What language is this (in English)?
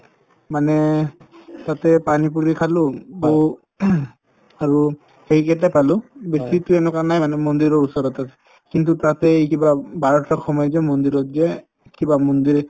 Assamese